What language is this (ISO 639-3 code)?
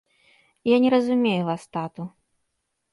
bel